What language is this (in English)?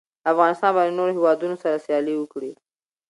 Pashto